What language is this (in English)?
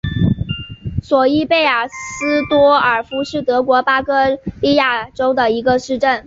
Chinese